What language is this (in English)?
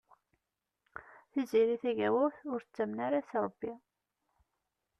Kabyle